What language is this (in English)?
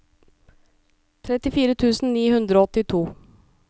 Norwegian